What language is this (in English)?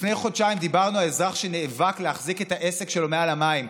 Hebrew